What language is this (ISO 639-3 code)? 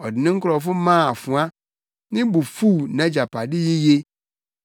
aka